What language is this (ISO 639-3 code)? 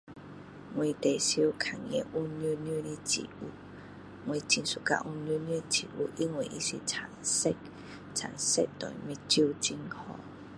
cdo